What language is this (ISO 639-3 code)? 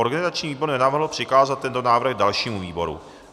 ces